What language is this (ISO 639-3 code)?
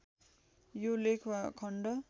nep